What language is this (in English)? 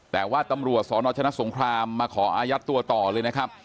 Thai